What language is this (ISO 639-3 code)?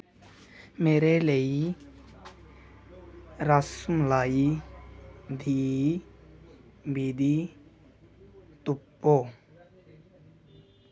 doi